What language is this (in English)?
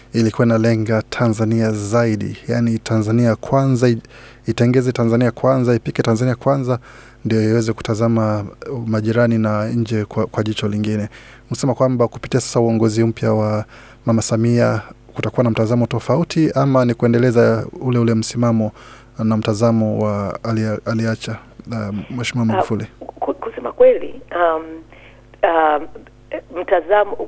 Swahili